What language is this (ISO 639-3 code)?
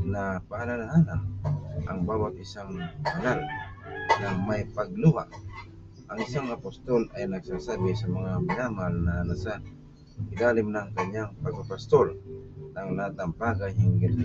fil